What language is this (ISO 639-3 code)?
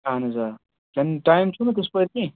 kas